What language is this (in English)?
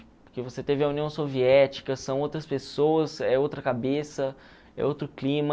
Portuguese